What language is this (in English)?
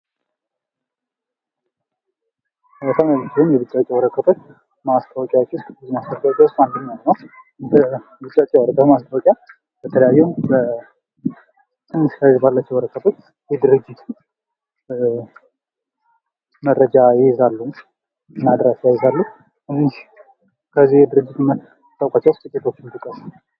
Amharic